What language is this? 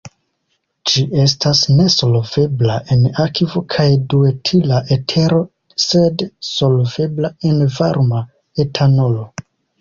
Esperanto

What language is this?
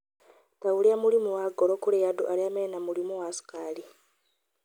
Kikuyu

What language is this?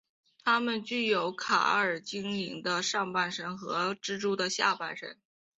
Chinese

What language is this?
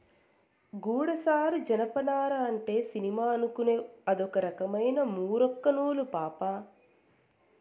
Telugu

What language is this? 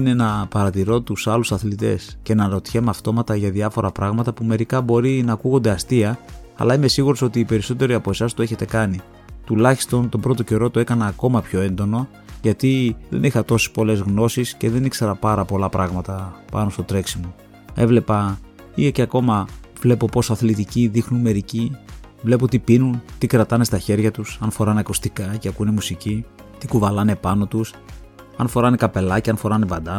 Greek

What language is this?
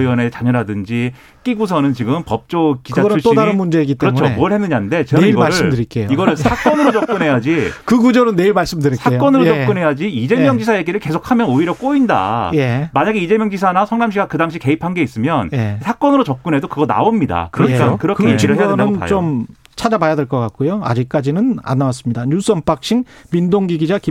Korean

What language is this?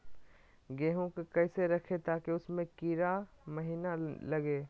Magahi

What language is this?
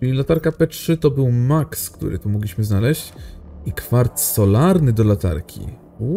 Polish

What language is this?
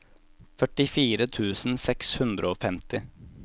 Norwegian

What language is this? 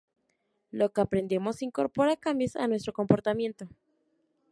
Spanish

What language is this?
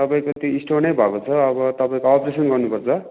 Nepali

